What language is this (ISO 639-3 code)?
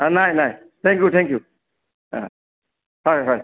asm